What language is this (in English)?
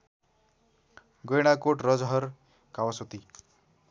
Nepali